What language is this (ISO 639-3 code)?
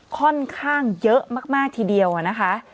tha